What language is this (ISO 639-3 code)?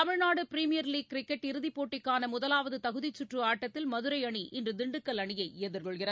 tam